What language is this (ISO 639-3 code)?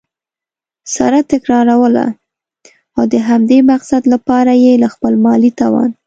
pus